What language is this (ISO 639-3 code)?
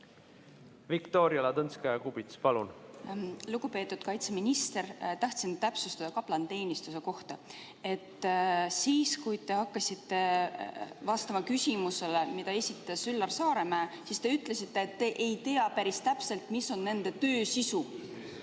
est